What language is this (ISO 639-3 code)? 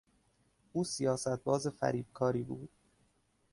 fas